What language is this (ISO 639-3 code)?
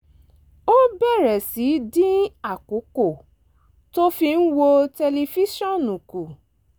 yor